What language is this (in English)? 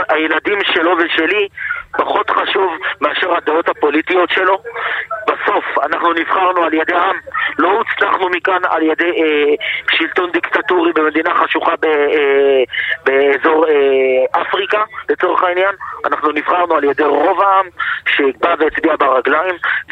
Hebrew